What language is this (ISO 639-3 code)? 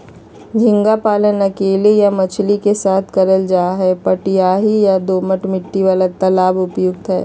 mag